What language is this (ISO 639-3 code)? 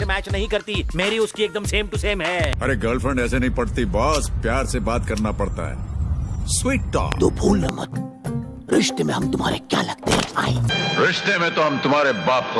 hin